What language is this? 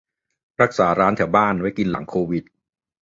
Thai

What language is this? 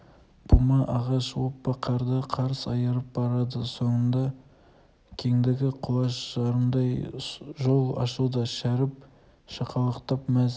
Kazakh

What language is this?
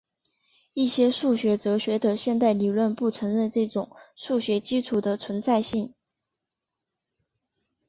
Chinese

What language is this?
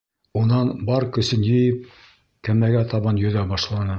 Bashkir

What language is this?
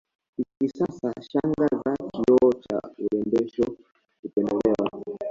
Swahili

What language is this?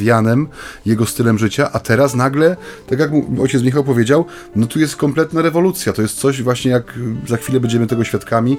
Polish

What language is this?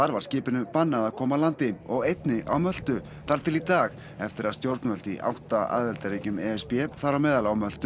Icelandic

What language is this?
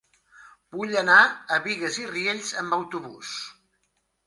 Catalan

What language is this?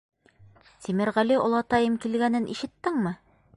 Bashkir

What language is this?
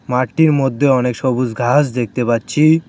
Bangla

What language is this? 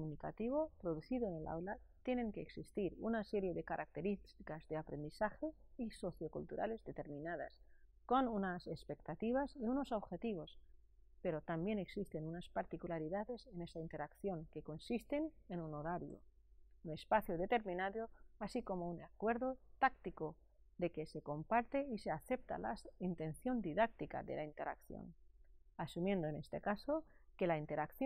Spanish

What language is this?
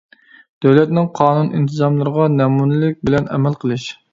Uyghur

